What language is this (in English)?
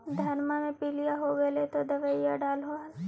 Magahi